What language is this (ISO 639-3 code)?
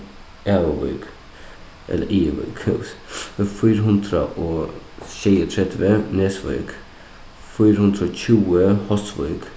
fao